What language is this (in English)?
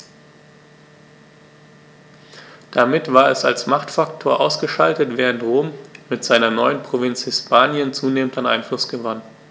German